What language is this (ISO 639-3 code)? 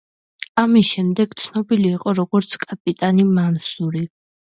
kat